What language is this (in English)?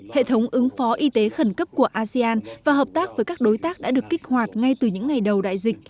Vietnamese